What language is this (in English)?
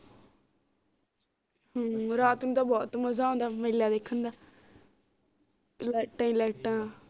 Punjabi